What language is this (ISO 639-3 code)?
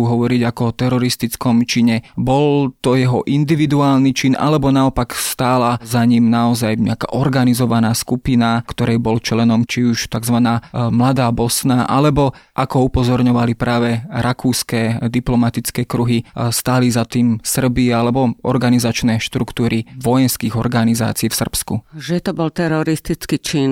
slk